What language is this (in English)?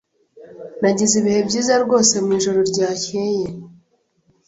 Kinyarwanda